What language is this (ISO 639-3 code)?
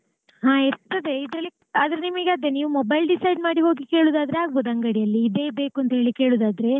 kan